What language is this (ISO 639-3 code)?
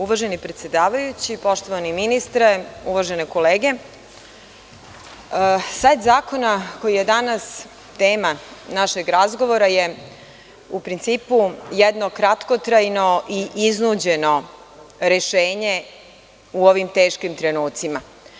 srp